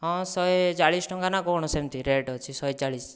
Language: Odia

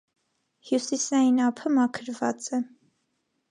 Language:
Armenian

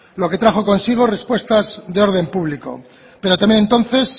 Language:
Spanish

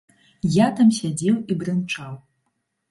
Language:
Belarusian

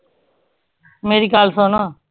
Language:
Punjabi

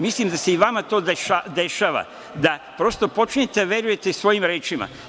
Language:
Serbian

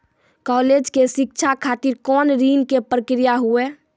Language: Maithili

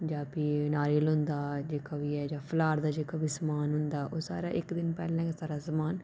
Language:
Dogri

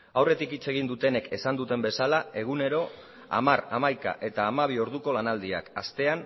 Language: Basque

